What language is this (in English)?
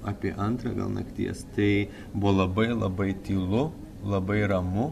Lithuanian